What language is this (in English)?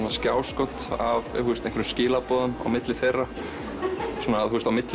Icelandic